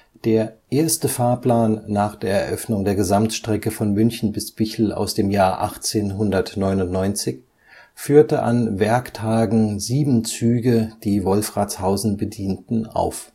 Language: German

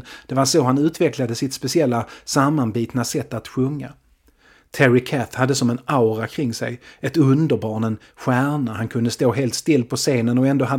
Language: Swedish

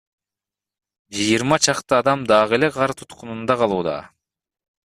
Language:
Kyrgyz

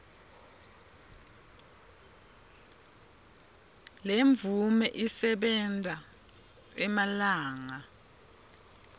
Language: Swati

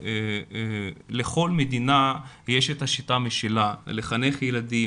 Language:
Hebrew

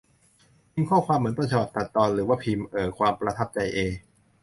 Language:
Thai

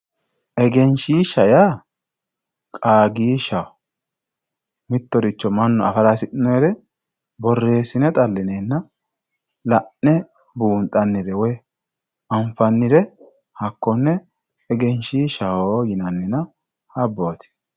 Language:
Sidamo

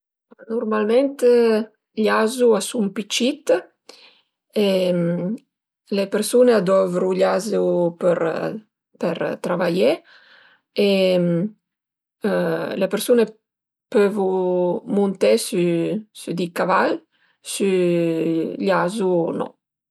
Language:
Piedmontese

